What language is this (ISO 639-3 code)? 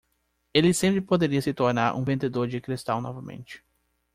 por